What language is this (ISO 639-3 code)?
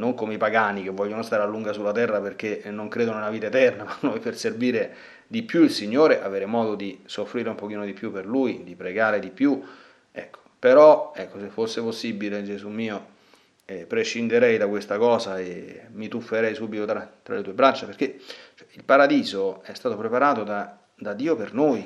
ita